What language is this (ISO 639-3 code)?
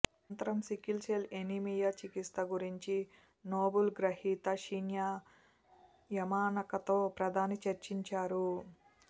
tel